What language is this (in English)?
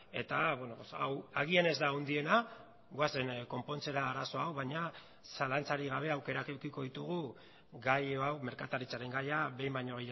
Basque